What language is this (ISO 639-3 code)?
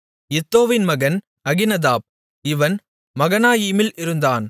tam